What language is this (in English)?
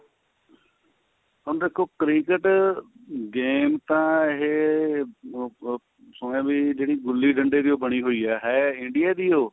Punjabi